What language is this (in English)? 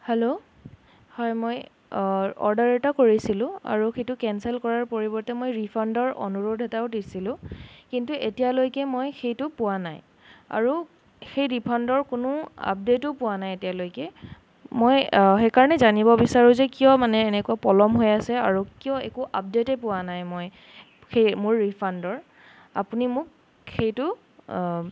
Assamese